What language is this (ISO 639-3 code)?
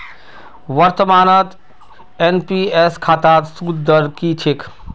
mag